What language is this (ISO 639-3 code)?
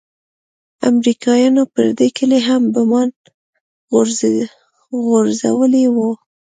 pus